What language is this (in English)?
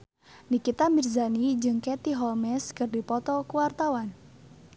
Sundanese